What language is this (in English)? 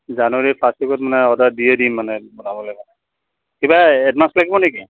Assamese